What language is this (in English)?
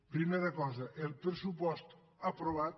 Catalan